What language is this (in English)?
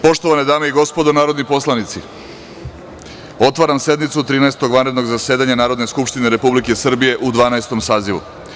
Serbian